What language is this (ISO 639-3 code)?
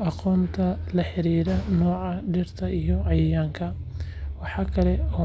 som